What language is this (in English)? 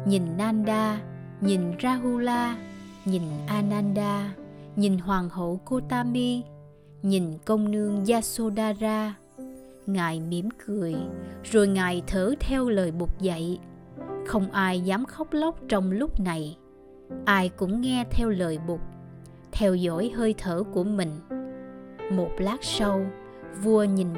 Vietnamese